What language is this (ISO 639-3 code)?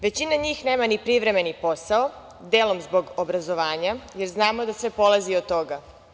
srp